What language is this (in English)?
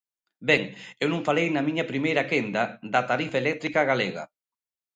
Galician